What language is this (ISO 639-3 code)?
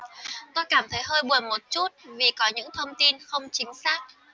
vie